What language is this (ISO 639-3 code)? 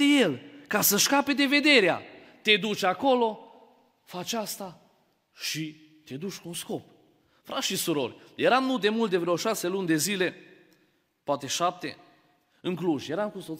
ron